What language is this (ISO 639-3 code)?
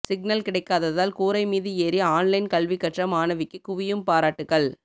tam